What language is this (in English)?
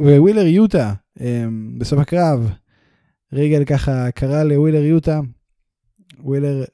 Hebrew